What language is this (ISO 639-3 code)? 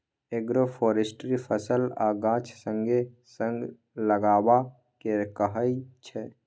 mai